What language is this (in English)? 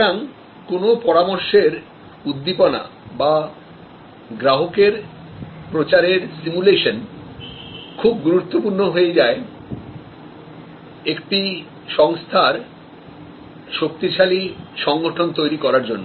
Bangla